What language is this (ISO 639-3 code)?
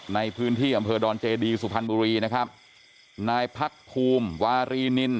tha